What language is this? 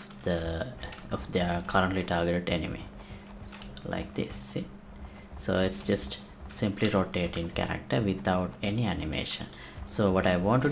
English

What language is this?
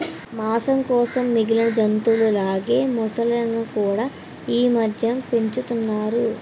Telugu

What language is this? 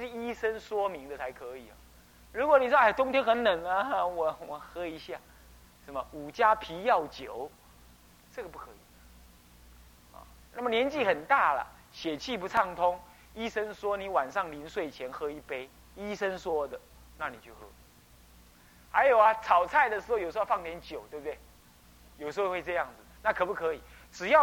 Chinese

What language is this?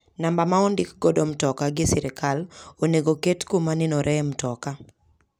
Luo (Kenya and Tanzania)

